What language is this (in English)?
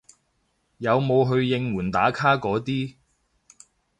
Cantonese